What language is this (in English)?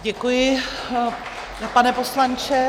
Czech